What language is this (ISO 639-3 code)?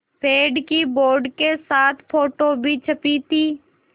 hin